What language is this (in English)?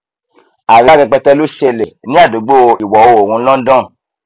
Yoruba